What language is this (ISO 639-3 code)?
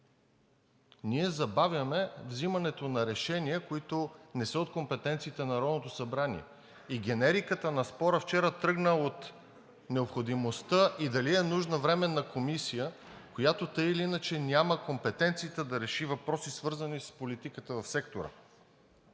bul